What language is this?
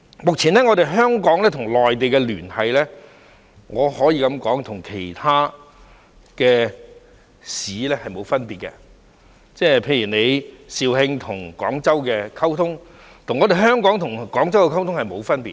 Cantonese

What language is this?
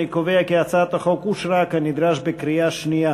Hebrew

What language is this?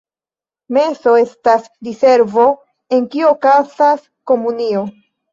Esperanto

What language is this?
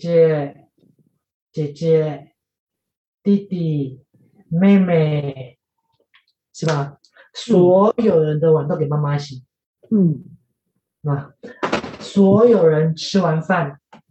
Chinese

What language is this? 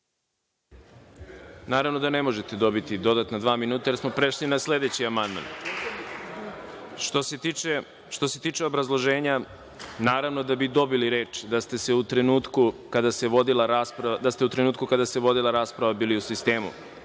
Serbian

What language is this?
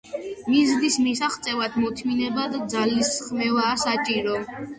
Georgian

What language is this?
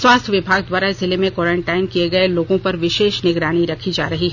Hindi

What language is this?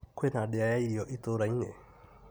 Kikuyu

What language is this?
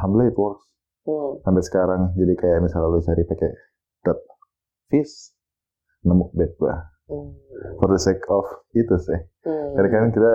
Indonesian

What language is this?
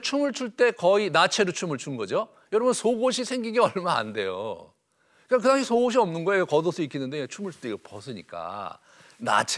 Korean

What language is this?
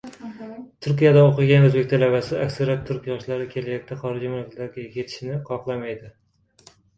Uzbek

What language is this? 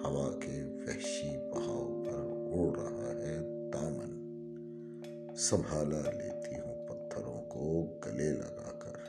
Urdu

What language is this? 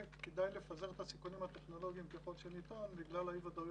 Hebrew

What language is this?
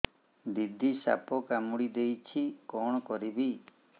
Odia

